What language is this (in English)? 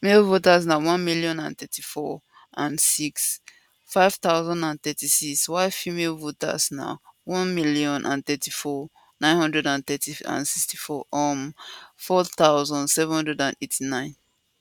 Nigerian Pidgin